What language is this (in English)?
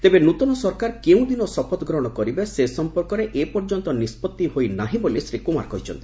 Odia